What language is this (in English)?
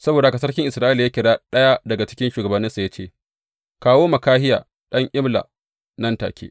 Hausa